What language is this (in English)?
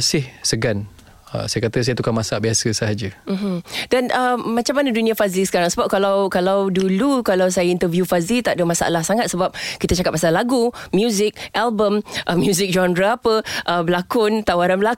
Malay